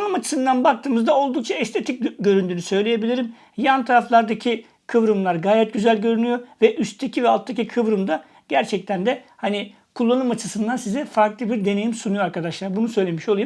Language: Turkish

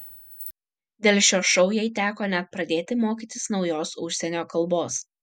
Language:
Lithuanian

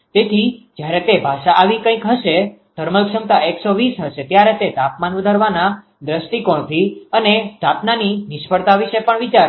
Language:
Gujarati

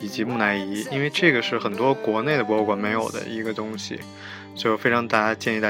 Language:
Chinese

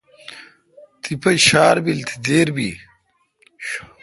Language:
Kalkoti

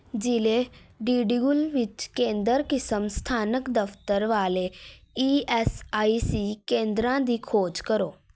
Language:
Punjabi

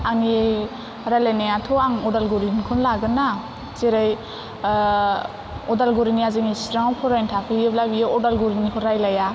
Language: Bodo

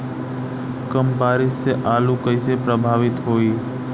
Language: Bhojpuri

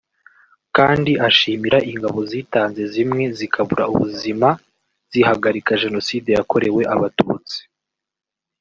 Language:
Kinyarwanda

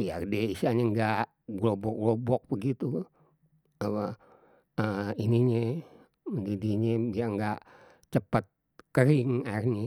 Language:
Betawi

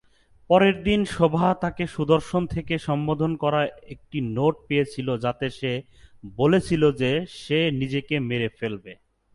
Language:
Bangla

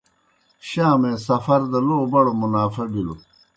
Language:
Kohistani Shina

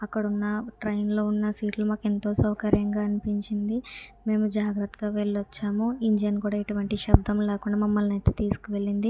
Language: Telugu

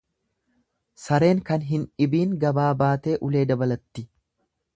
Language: Oromo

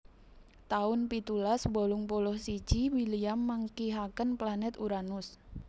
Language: Javanese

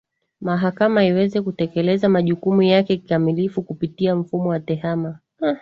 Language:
Swahili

